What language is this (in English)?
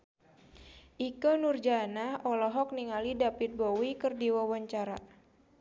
Sundanese